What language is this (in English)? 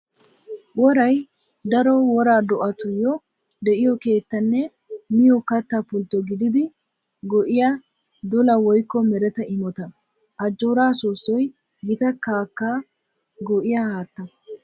Wolaytta